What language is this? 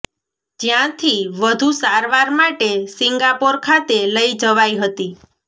Gujarati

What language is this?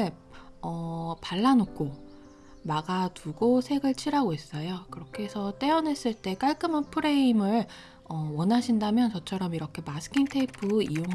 Korean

